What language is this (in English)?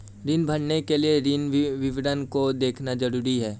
Hindi